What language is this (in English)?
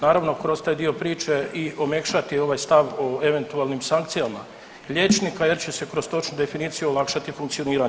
Croatian